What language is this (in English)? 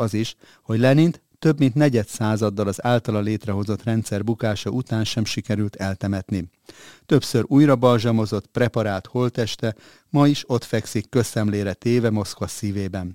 Hungarian